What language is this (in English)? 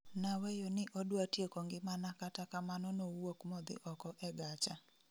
Luo (Kenya and Tanzania)